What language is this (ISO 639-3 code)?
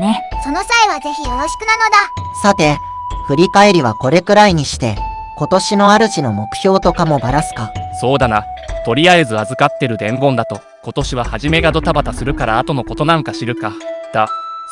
jpn